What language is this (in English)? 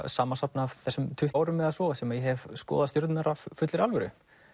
Icelandic